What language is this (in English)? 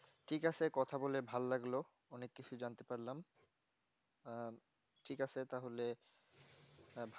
Bangla